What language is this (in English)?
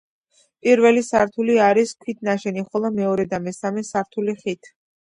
Georgian